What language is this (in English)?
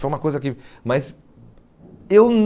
Portuguese